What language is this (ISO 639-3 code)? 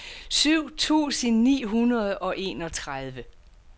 dan